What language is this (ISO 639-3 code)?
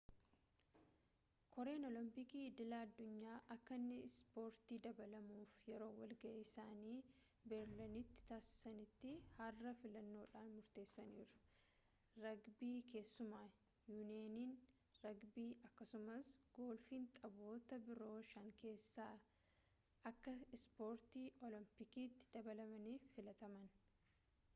orm